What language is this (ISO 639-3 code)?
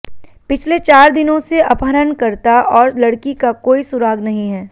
hin